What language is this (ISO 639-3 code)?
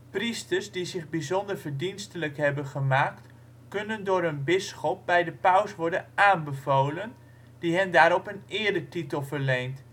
nld